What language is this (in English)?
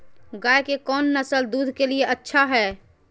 Magahi